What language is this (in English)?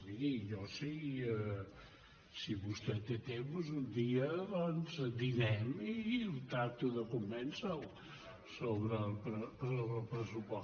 Catalan